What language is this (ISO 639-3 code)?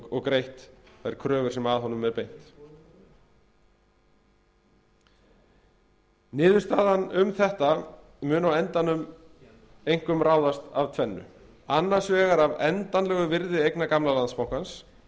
isl